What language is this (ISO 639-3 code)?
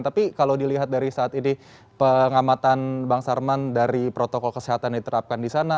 ind